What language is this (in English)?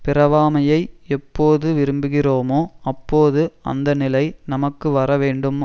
Tamil